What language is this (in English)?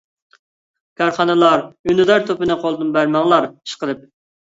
Uyghur